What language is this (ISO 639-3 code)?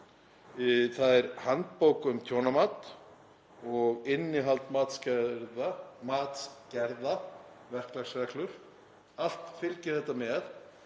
isl